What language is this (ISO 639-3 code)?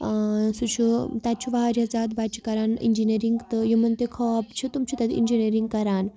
kas